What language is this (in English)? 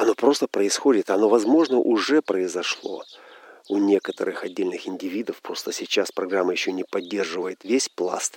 Russian